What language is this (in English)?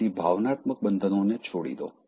Gujarati